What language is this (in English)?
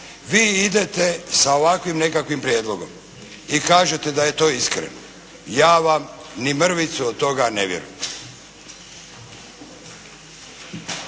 Croatian